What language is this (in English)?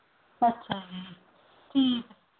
Punjabi